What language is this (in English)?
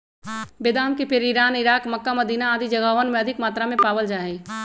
Magahi